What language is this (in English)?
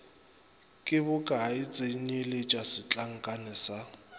Northern Sotho